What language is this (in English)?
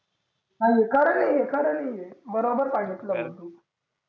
Marathi